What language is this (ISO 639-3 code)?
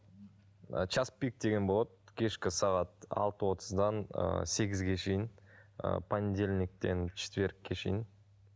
kaz